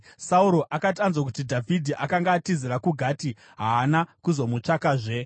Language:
Shona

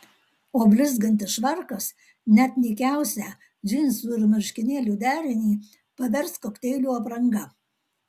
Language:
Lithuanian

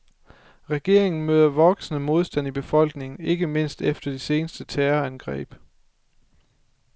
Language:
Danish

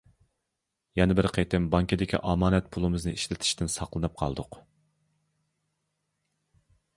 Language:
Uyghur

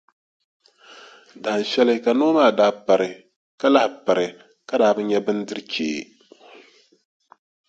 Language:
Dagbani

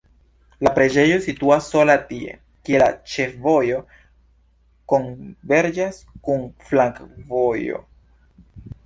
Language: Esperanto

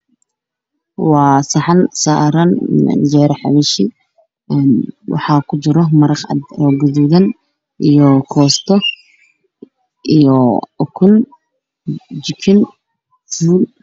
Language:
Somali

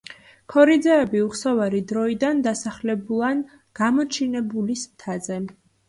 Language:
Georgian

